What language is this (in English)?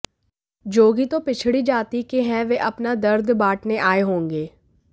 Hindi